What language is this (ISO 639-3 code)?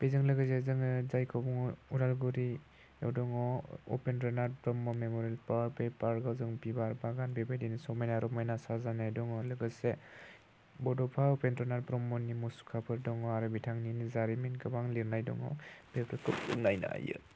brx